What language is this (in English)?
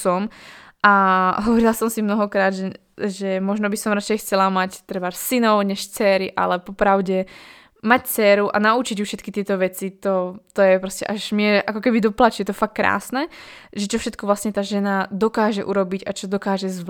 Slovak